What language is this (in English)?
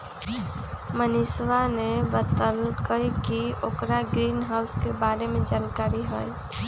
Magahi